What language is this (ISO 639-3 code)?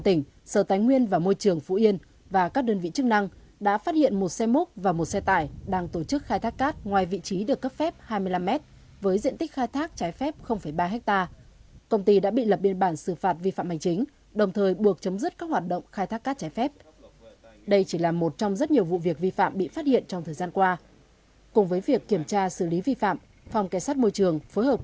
vie